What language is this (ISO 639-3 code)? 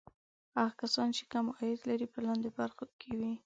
pus